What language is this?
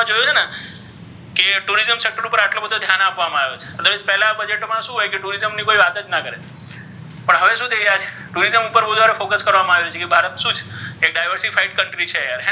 Gujarati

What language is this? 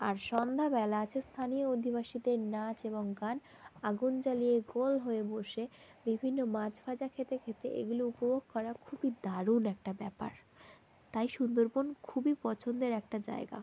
Bangla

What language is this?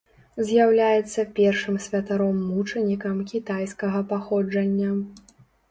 Belarusian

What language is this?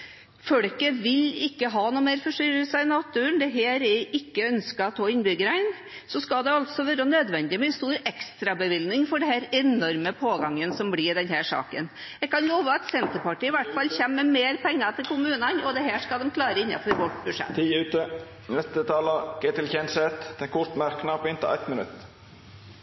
Norwegian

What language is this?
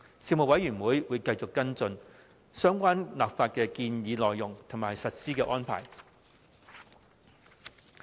Cantonese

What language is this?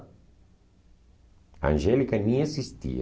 Portuguese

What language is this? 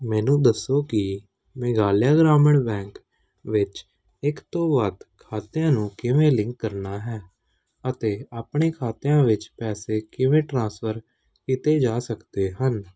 Punjabi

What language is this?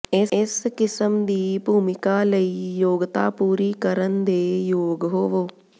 Punjabi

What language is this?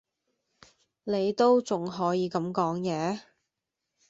Cantonese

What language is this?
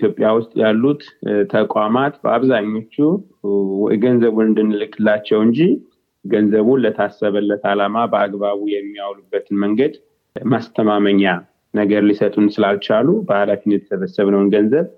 Amharic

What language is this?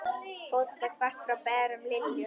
Icelandic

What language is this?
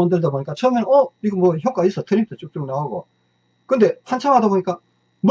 Korean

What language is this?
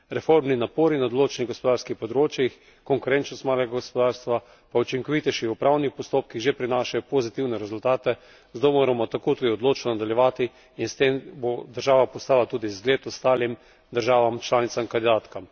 Slovenian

